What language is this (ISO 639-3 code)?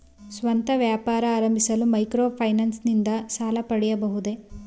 kan